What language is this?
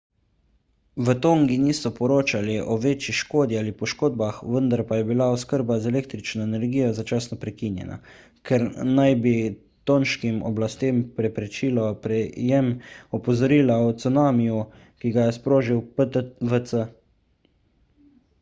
Slovenian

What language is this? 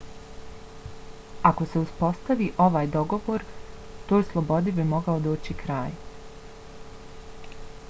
Bosnian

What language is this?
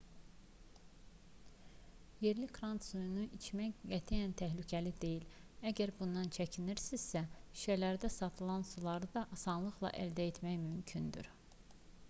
Azerbaijani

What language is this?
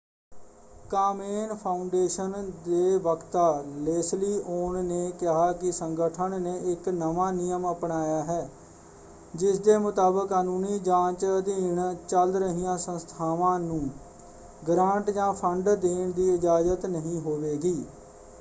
Punjabi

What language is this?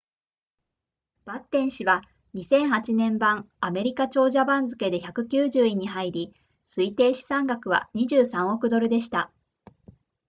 Japanese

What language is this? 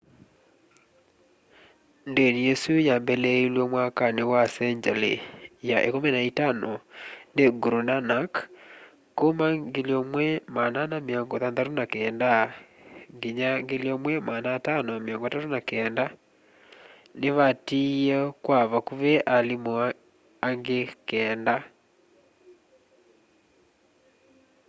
Kamba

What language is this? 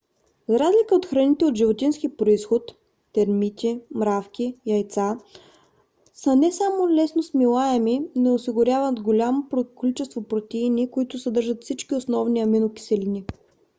Bulgarian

